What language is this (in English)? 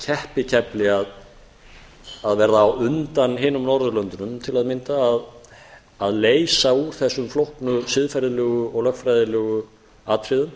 Icelandic